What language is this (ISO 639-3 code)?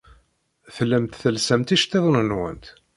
kab